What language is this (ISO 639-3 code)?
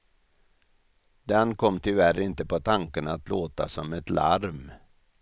swe